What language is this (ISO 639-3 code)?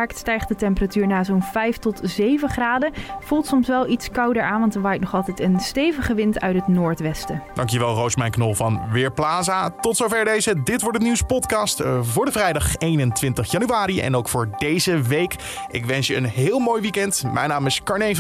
nld